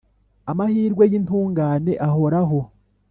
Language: Kinyarwanda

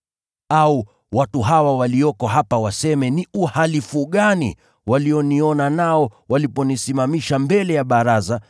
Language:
Swahili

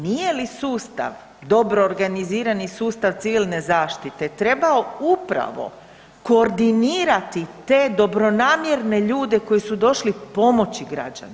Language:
Croatian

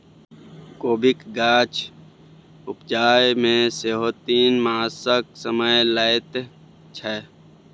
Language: Maithili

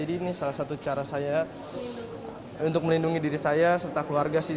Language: Indonesian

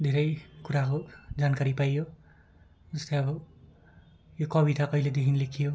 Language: Nepali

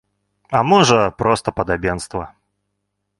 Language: Belarusian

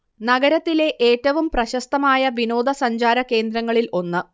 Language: Malayalam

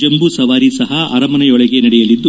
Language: Kannada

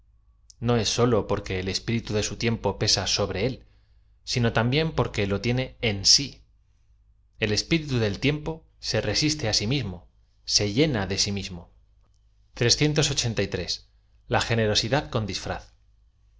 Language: Spanish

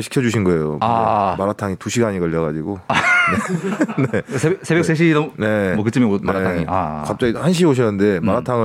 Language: Korean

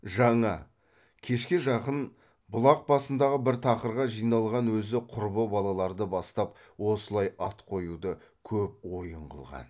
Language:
Kazakh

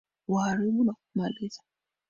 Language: Swahili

